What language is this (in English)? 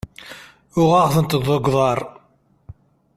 Kabyle